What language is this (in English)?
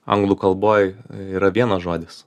Lithuanian